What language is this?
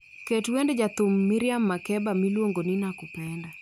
Luo (Kenya and Tanzania)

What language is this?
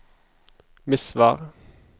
Norwegian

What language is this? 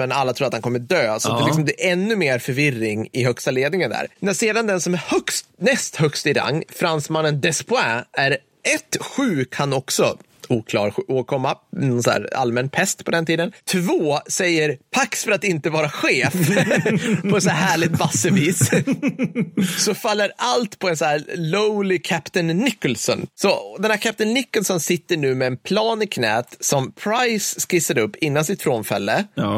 Swedish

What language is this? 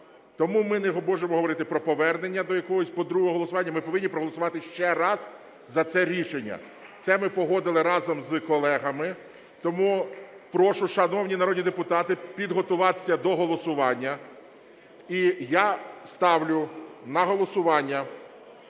Ukrainian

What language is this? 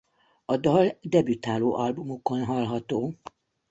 Hungarian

